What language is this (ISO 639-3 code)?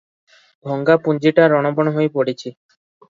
ori